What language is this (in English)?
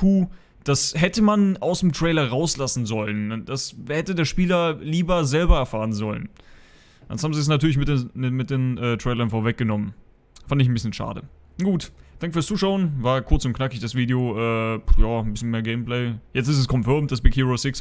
German